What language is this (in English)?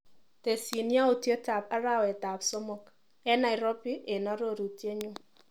Kalenjin